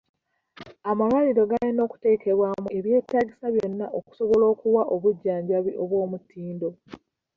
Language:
Ganda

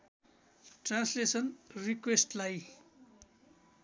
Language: Nepali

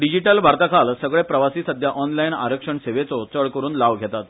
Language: Konkani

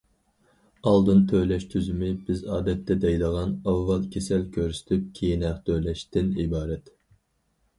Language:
Uyghur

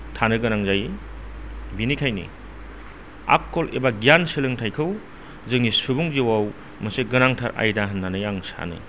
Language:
Bodo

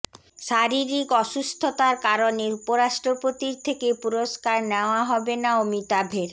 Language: Bangla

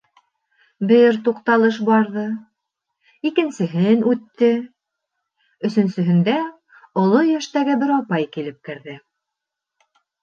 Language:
Bashkir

